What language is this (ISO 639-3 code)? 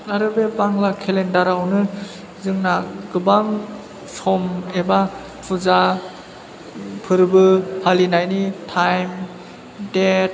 brx